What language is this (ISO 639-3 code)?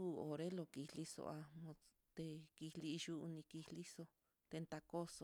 vmm